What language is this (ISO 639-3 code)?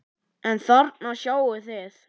isl